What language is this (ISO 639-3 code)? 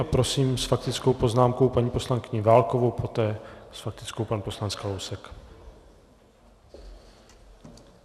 ces